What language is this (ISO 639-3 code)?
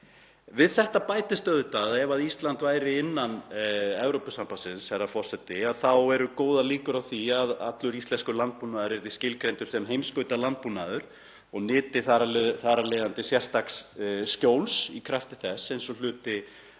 isl